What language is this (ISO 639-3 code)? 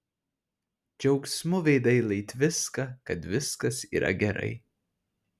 lit